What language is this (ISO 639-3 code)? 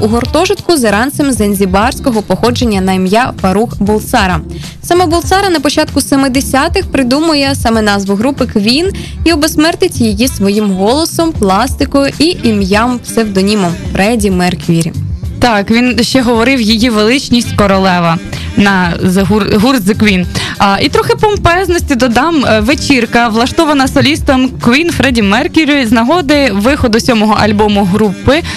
ukr